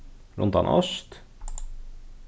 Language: Faroese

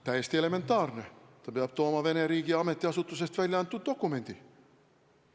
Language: Estonian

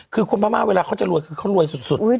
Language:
Thai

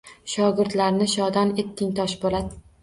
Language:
Uzbek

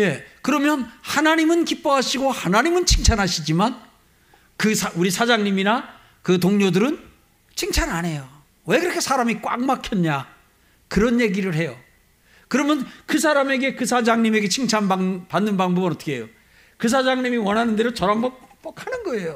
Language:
Korean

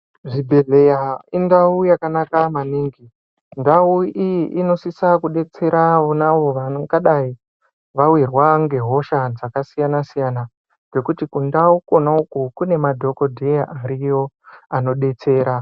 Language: Ndau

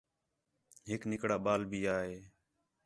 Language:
Khetrani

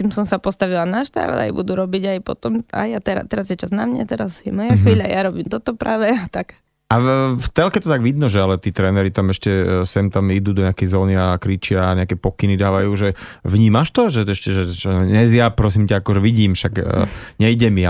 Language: Slovak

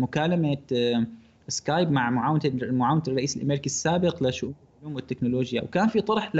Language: Arabic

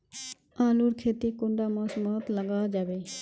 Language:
Magahi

